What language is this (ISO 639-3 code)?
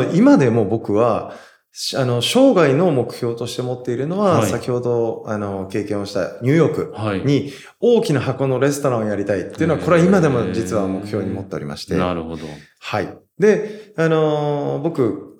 jpn